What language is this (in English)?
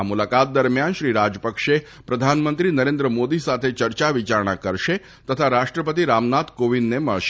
Gujarati